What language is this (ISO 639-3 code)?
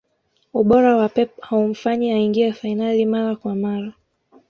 swa